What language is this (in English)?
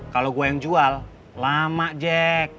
Indonesian